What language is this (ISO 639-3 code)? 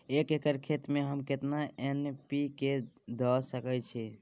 mai